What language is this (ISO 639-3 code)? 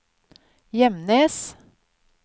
nor